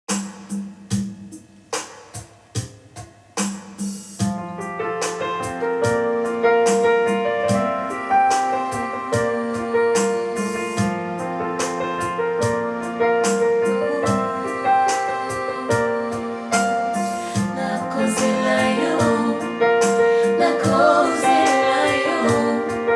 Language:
English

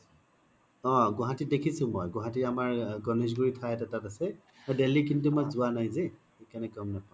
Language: Assamese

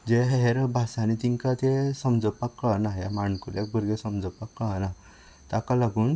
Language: Konkani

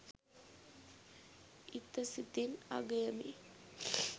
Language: Sinhala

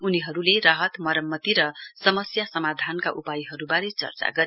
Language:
Nepali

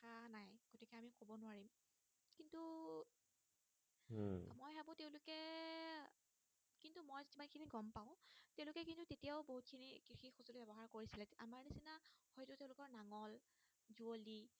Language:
Assamese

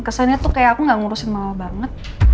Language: Indonesian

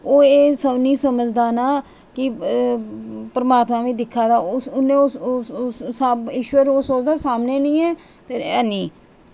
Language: Dogri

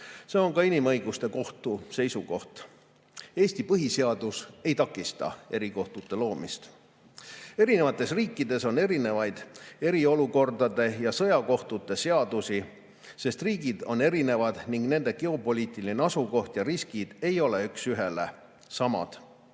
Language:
Estonian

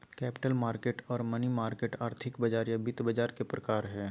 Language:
Magahi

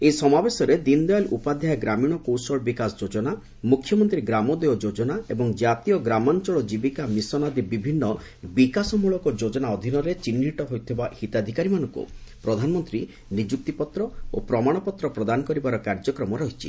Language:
Odia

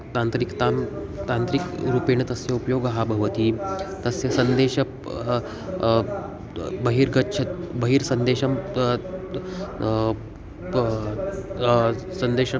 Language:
Sanskrit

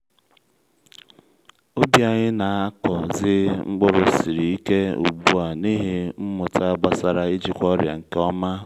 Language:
Igbo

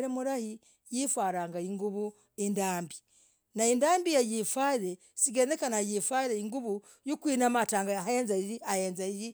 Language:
Logooli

